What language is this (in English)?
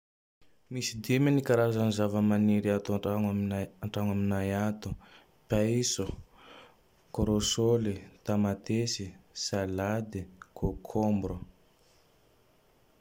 Tandroy-Mahafaly Malagasy